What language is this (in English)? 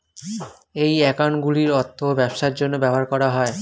Bangla